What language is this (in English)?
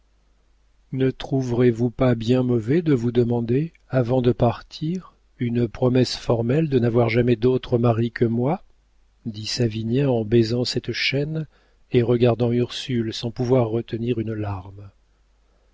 French